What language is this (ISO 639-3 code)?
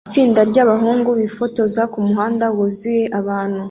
kin